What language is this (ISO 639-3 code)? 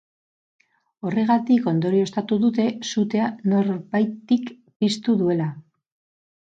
eus